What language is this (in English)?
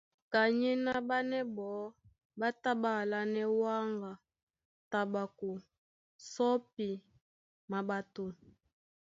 Duala